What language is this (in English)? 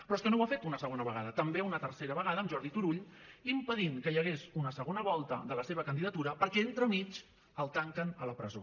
Catalan